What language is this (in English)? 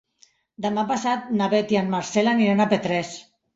Catalan